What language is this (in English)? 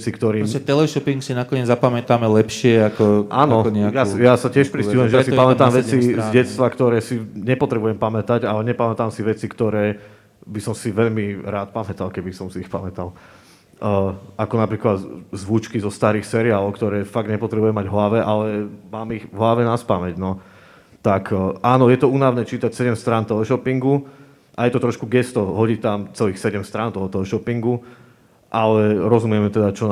Slovak